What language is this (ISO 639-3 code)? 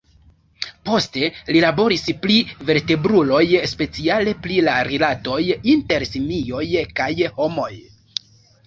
epo